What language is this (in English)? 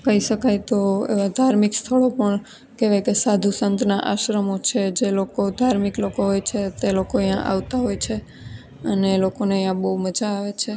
Gujarati